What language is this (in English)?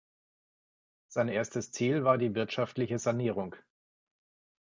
German